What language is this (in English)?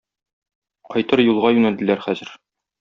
Tatar